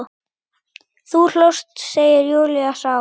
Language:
Icelandic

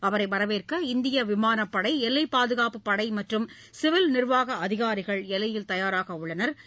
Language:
Tamil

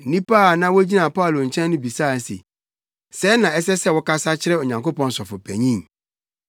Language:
Akan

